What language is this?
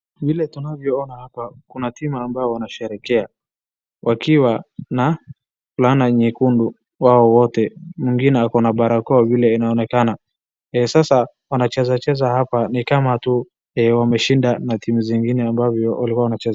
Swahili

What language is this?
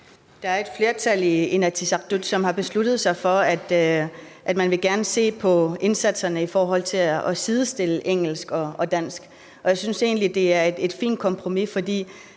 Danish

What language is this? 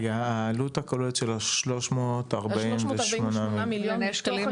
Hebrew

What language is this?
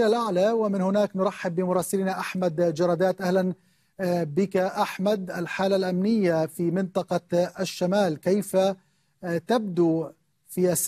Arabic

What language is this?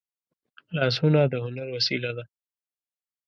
Pashto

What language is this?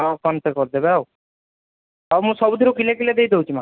Odia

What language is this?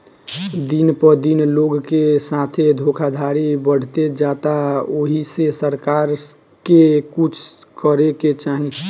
Bhojpuri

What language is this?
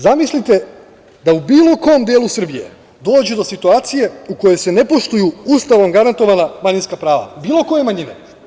Serbian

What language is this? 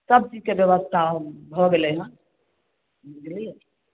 Maithili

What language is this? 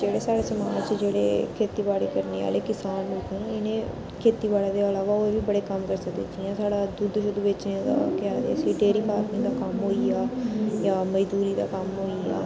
Dogri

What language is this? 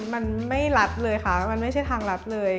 Thai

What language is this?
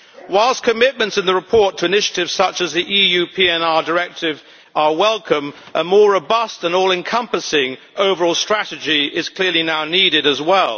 English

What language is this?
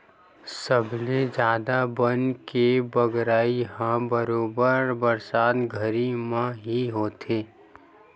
Chhattisgarhi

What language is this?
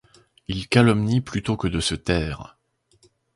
French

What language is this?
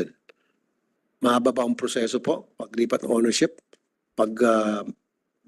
Filipino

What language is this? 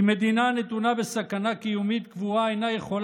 Hebrew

